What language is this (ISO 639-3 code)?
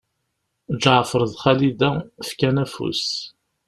kab